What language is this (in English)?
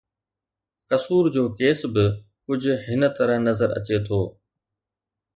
Sindhi